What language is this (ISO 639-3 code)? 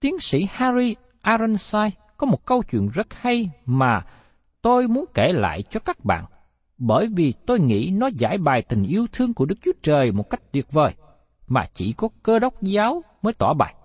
vie